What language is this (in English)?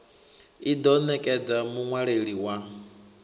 Venda